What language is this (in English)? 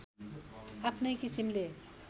Nepali